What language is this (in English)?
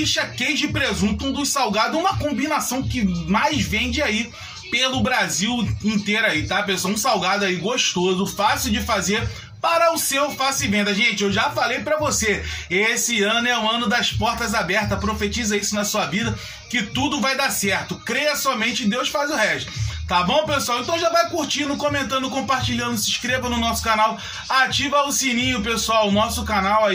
Portuguese